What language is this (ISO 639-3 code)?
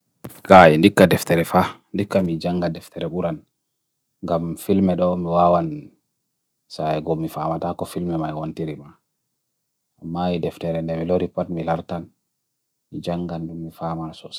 fui